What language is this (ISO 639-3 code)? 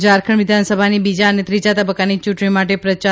guj